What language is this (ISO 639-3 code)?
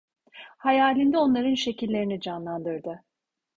tur